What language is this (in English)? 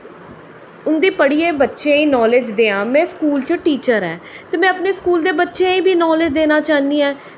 Dogri